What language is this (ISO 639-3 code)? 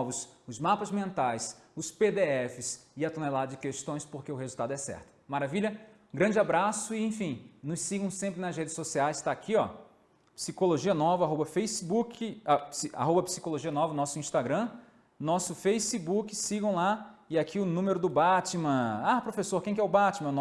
por